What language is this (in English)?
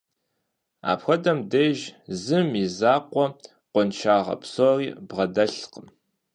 Kabardian